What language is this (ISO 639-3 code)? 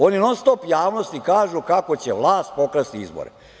srp